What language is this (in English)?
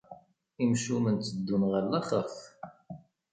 Kabyle